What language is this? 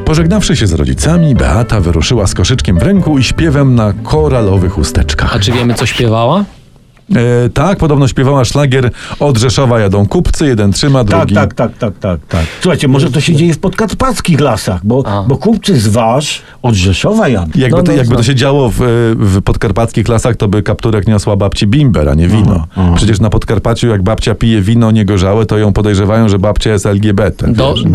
Polish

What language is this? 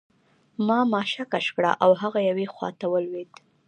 Pashto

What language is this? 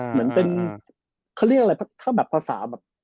Thai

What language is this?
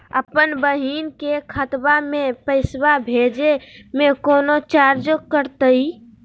Magahi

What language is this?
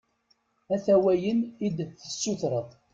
Kabyle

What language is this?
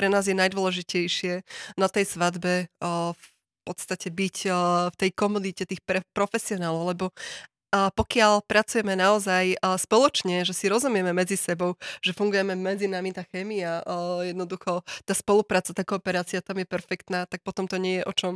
Slovak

